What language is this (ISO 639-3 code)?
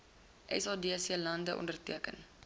afr